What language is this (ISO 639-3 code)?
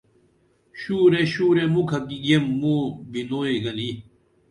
dml